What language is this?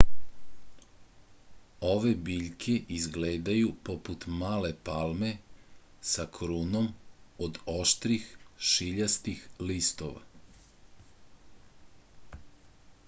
Serbian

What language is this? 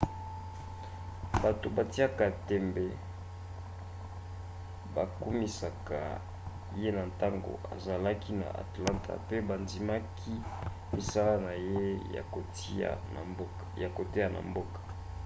Lingala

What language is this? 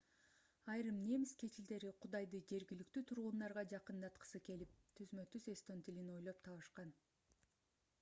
Kyrgyz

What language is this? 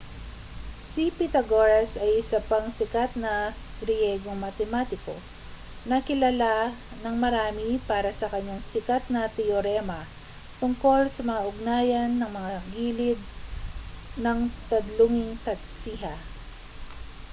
Filipino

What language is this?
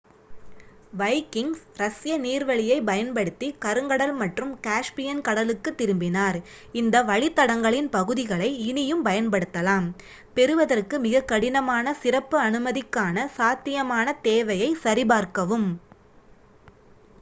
Tamil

